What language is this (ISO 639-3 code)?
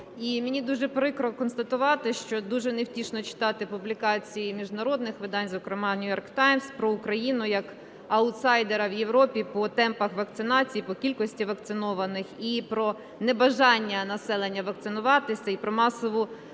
ukr